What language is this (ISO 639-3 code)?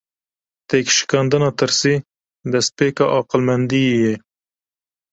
kur